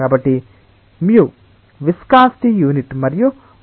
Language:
Telugu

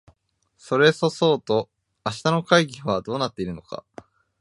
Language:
Japanese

